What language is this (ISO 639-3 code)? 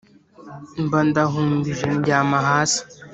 kin